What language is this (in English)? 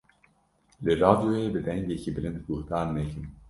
Kurdish